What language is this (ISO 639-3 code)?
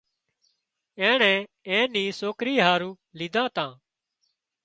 kxp